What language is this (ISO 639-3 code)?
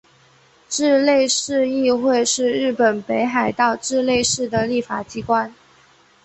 zho